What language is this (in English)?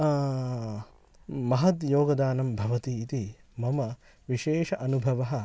Sanskrit